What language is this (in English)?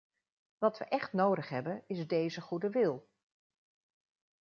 Dutch